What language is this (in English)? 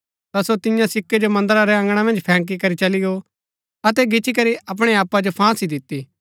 Gaddi